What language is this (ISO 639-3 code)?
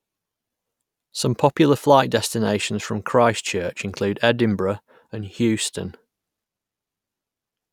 eng